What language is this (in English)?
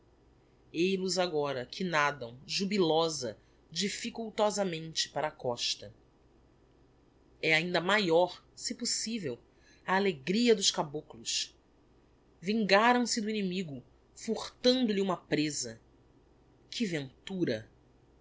Portuguese